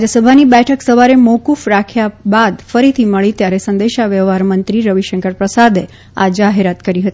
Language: Gujarati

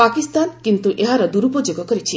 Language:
Odia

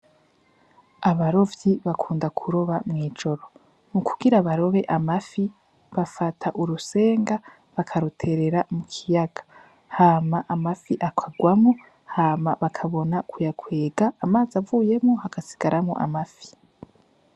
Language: Rundi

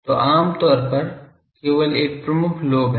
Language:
Hindi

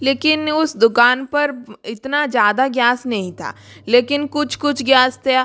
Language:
Hindi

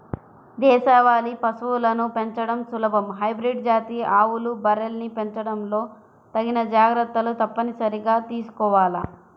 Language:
Telugu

